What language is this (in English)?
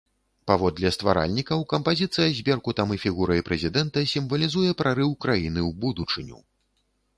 Belarusian